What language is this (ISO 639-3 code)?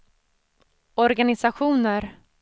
swe